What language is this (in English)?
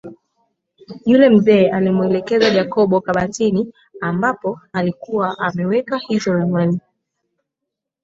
Swahili